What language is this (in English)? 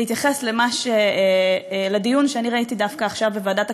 Hebrew